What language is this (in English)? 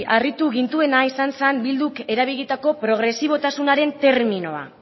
Basque